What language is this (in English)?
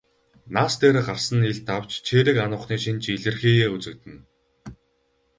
Mongolian